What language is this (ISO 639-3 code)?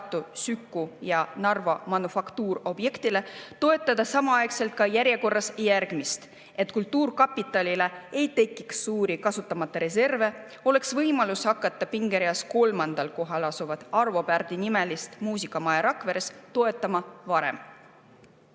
est